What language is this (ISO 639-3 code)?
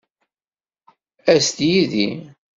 kab